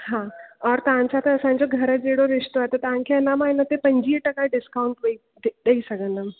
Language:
Sindhi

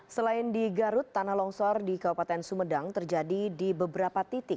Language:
Indonesian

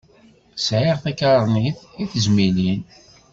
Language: Kabyle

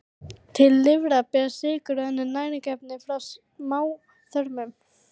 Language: Icelandic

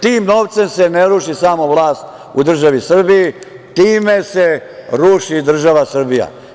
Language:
Serbian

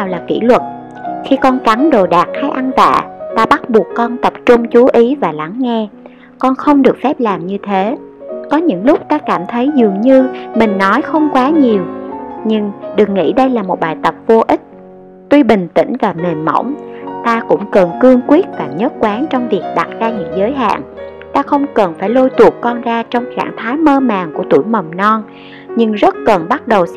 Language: Vietnamese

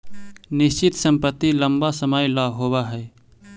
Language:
Magahi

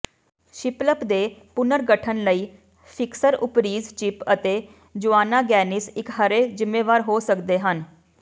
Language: Punjabi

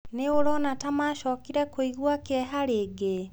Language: Kikuyu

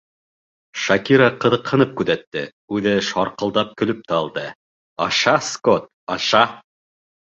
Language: Bashkir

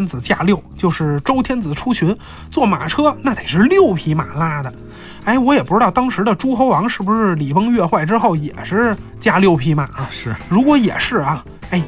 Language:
Chinese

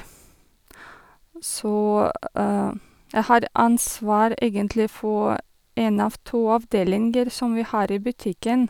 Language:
Norwegian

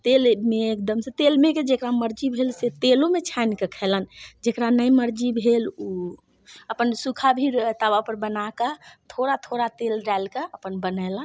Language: Maithili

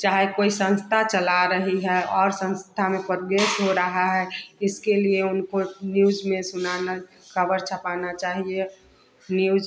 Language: Hindi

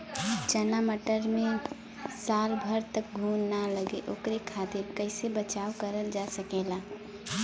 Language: Bhojpuri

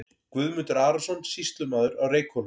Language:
Icelandic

